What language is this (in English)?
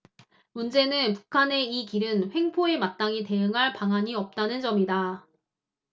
Korean